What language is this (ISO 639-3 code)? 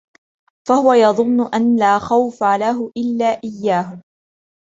ara